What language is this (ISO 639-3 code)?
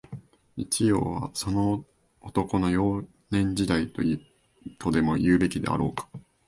jpn